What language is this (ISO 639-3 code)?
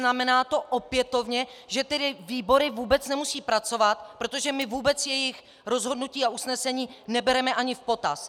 ces